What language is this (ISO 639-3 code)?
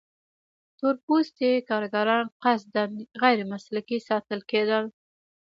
pus